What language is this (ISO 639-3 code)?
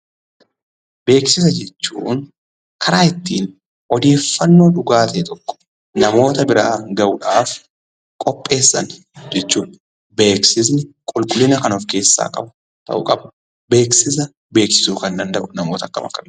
orm